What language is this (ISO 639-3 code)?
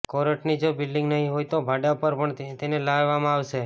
guj